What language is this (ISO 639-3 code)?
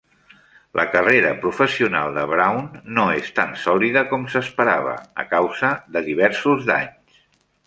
cat